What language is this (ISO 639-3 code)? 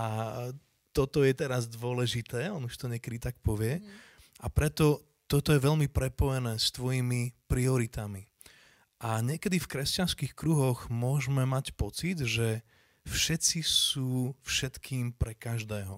slk